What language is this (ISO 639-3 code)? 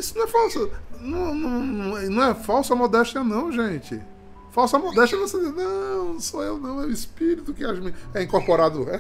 por